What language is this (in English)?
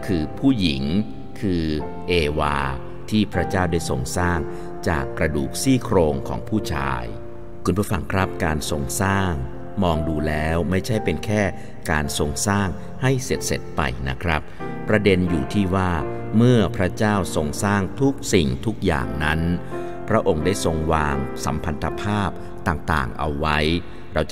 Thai